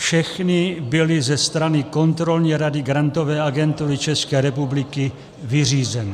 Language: Czech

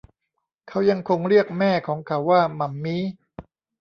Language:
Thai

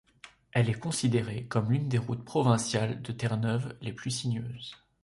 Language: French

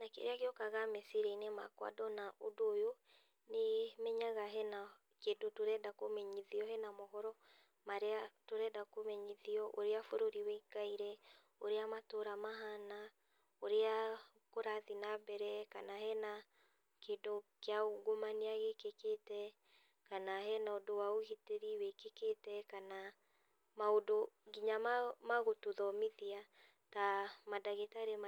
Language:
Kikuyu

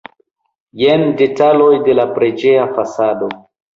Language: Esperanto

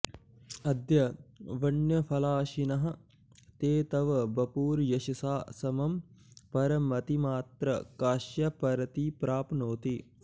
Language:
Sanskrit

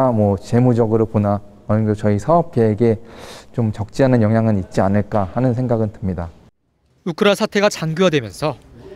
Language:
Korean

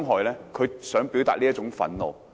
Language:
Cantonese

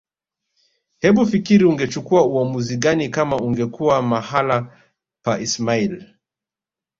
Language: Swahili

